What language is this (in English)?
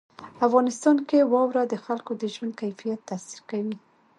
Pashto